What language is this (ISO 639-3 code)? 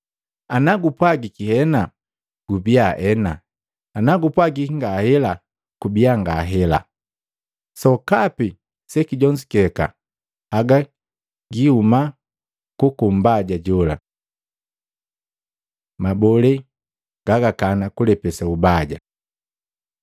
mgv